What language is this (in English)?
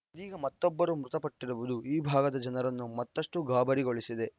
Kannada